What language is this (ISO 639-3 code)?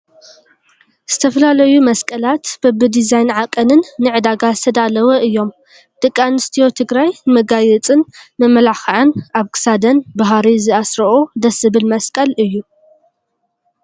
tir